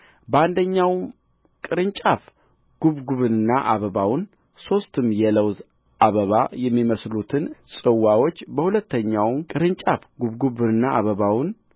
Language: Amharic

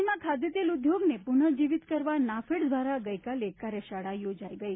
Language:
Gujarati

